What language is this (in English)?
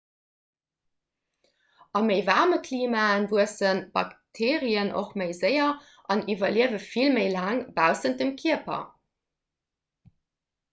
Luxembourgish